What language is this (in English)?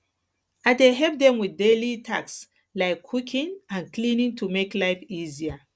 Nigerian Pidgin